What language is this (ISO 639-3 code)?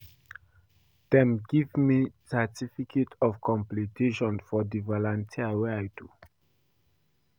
pcm